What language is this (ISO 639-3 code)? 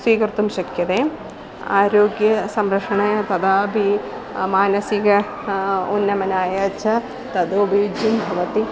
san